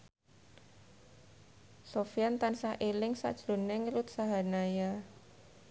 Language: Javanese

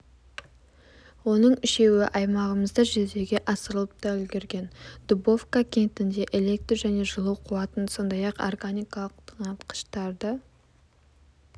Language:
Kazakh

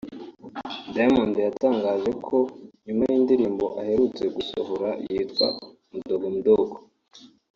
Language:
Kinyarwanda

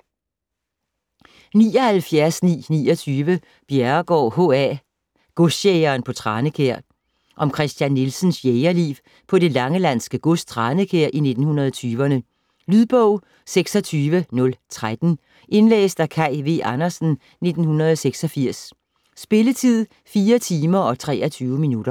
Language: Danish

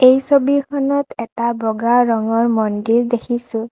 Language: Assamese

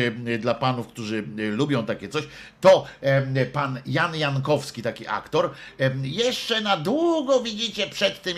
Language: Polish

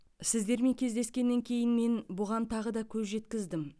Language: Kazakh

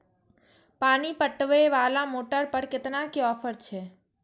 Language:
Maithili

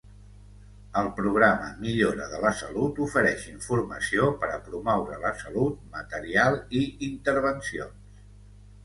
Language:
Catalan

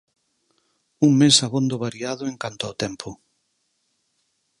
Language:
Galician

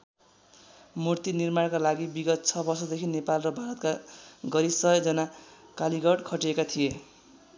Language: Nepali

